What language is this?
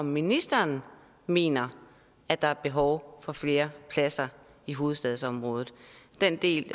Danish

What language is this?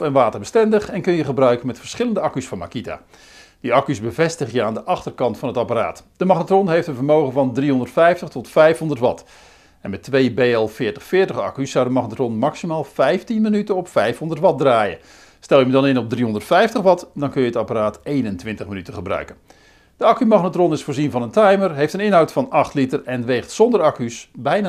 Dutch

